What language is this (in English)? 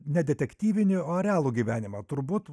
Lithuanian